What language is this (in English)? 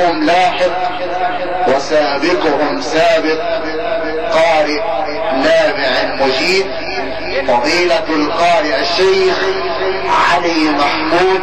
Arabic